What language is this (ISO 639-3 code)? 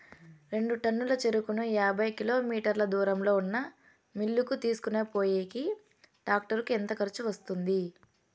tel